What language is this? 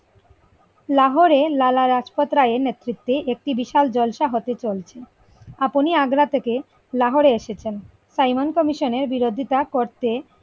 Bangla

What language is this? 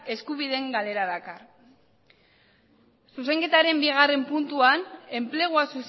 Basque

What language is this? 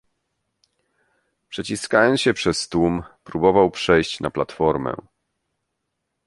Polish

